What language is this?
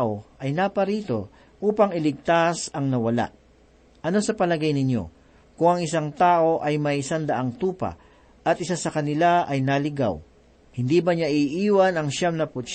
Filipino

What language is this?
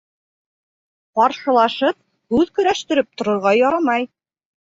Bashkir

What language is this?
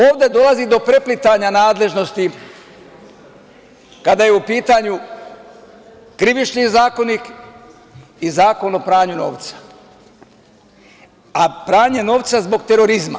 Serbian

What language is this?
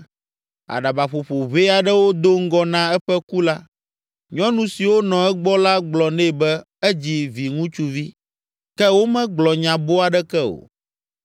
Ewe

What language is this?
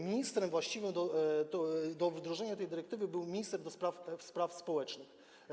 Polish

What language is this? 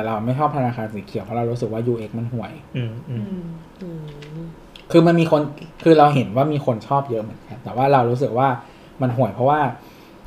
Thai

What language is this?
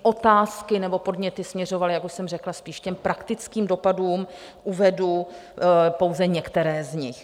Czech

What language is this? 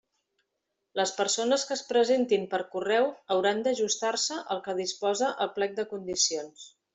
Catalan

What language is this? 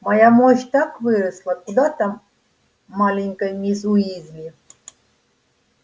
Russian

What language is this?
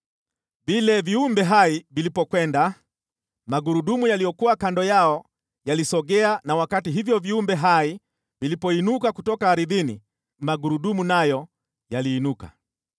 Swahili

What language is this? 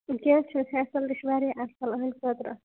Kashmiri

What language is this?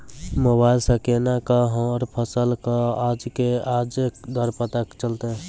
Maithili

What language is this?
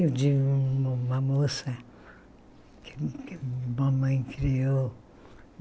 Portuguese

